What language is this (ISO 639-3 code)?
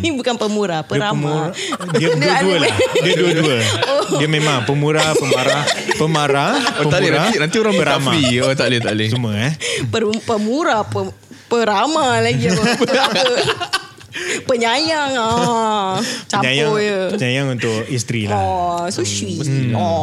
msa